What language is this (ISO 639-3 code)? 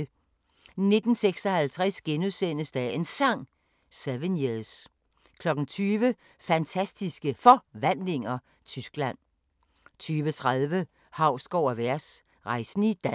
dan